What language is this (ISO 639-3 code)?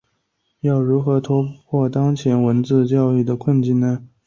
zho